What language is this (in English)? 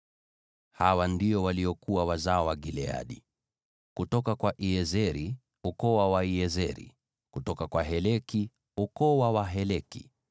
Swahili